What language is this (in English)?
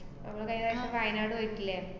Malayalam